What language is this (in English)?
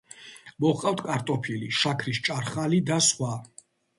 Georgian